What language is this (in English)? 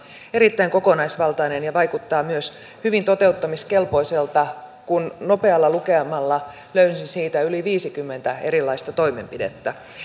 Finnish